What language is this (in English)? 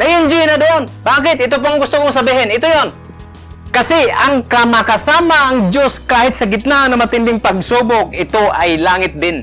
Filipino